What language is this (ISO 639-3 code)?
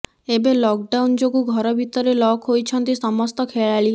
ori